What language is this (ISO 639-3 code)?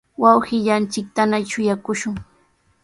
qws